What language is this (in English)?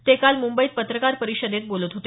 Marathi